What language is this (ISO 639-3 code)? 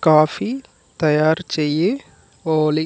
tel